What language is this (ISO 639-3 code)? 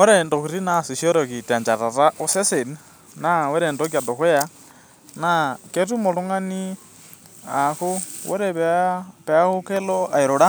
mas